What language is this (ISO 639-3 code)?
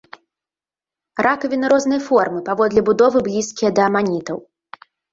bel